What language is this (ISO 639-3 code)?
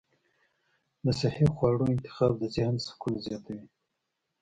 pus